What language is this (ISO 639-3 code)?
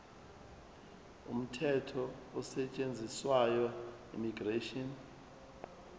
zul